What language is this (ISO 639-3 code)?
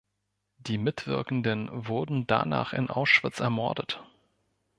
deu